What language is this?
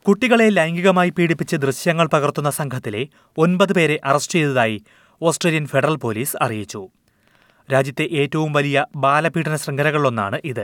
Malayalam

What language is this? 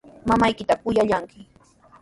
Sihuas Ancash Quechua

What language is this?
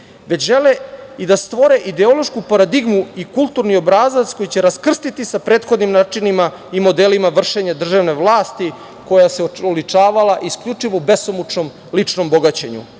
Serbian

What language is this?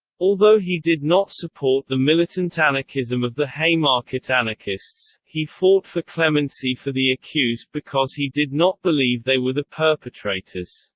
English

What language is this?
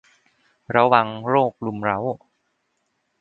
Thai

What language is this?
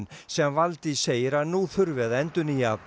Icelandic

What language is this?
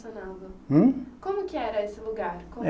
Portuguese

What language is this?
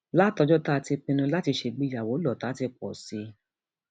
Yoruba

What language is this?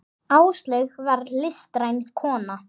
Icelandic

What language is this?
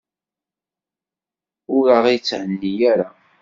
Kabyle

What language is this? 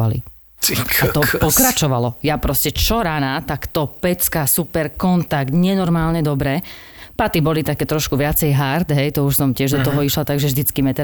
Slovak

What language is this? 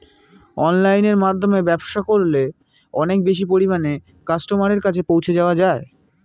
Bangla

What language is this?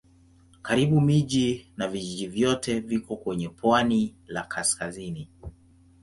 Swahili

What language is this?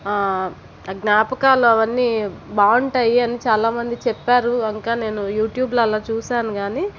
Telugu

